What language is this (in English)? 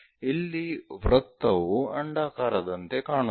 Kannada